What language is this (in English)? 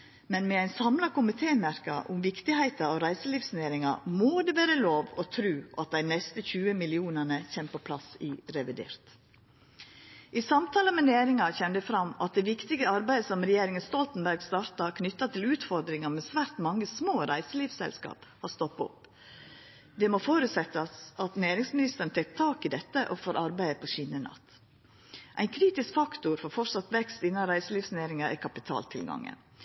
Norwegian Nynorsk